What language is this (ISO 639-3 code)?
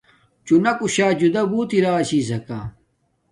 dmk